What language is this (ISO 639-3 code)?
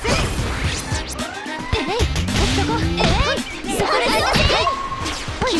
jpn